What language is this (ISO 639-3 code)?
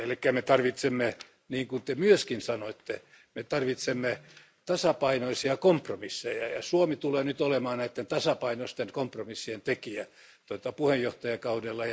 fin